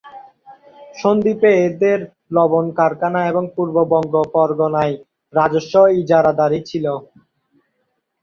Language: Bangla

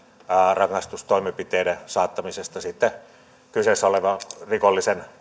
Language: Finnish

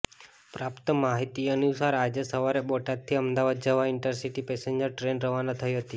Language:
Gujarati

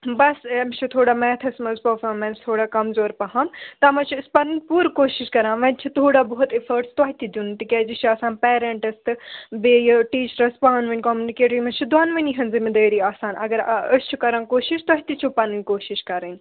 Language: Kashmiri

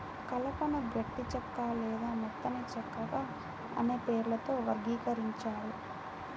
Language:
Telugu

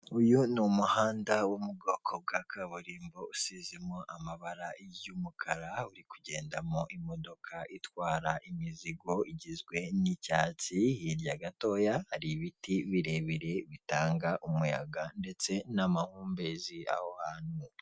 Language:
Kinyarwanda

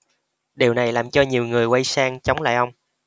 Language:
Vietnamese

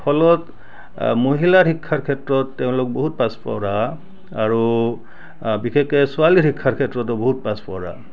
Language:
Assamese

